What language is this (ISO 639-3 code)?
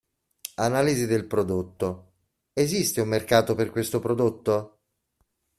ita